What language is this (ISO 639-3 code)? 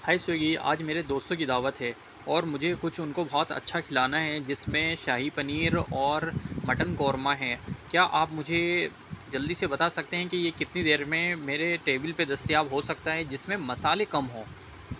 urd